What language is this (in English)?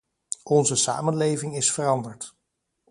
Dutch